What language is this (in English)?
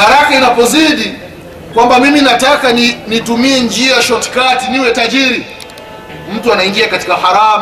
Swahili